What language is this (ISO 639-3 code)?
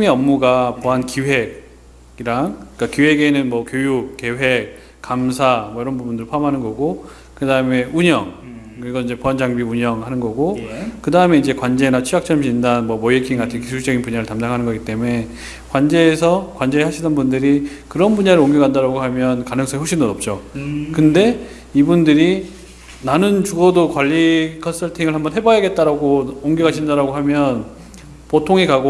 kor